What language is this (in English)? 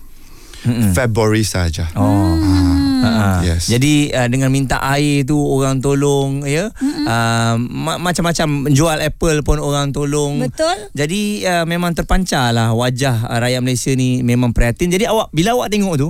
Malay